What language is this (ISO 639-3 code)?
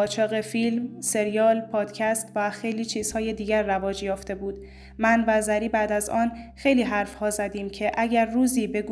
fas